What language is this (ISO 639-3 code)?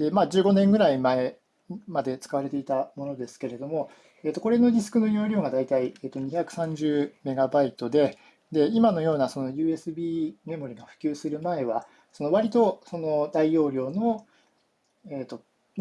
jpn